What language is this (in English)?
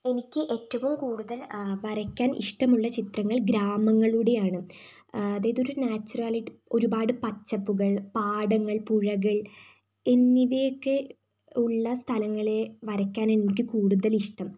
Malayalam